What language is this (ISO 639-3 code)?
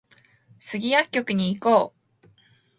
jpn